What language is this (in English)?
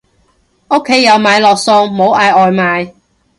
Cantonese